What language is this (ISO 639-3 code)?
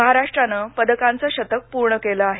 mar